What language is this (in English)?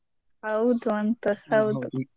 Kannada